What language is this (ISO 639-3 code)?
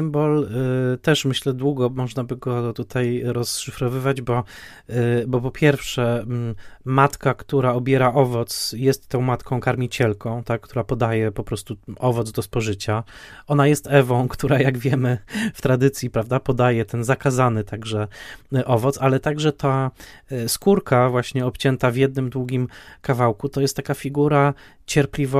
pol